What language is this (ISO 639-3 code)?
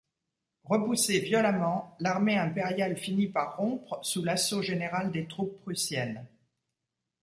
fra